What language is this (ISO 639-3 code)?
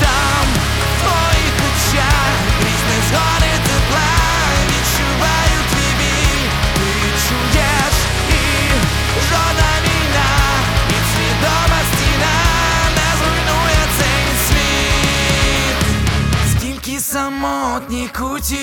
ukr